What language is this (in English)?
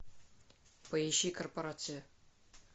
Russian